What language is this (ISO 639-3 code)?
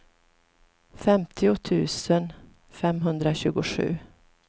swe